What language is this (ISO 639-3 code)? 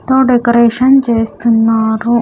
tel